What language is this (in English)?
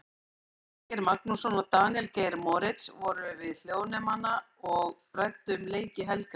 Icelandic